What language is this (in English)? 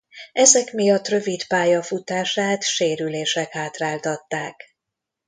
Hungarian